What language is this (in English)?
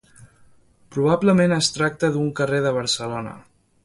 Catalan